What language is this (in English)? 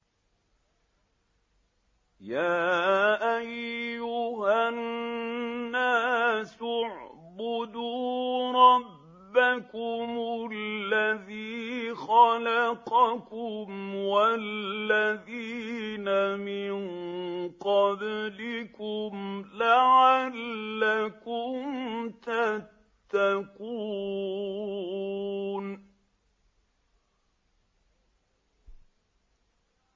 Arabic